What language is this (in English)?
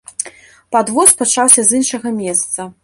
Belarusian